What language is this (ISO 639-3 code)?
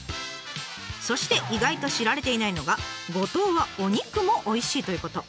jpn